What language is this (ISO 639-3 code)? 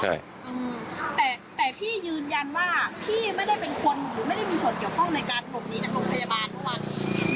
tha